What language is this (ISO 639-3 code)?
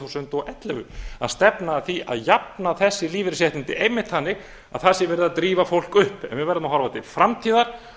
isl